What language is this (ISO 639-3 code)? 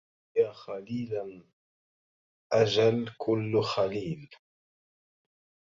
ara